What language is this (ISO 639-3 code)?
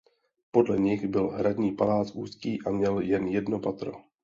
ces